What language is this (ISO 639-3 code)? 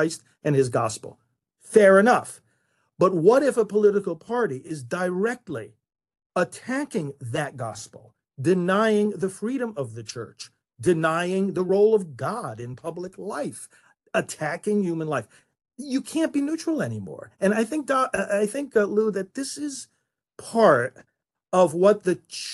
eng